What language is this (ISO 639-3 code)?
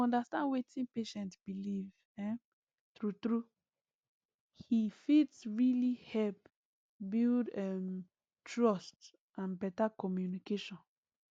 pcm